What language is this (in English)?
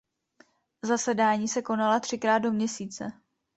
Czech